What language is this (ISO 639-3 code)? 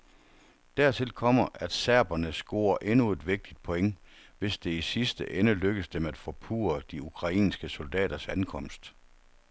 dan